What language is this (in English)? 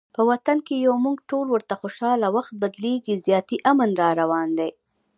Pashto